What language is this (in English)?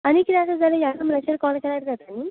Konkani